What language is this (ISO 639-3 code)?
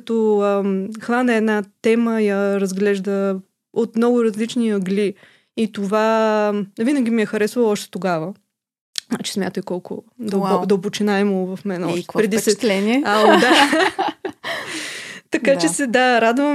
bul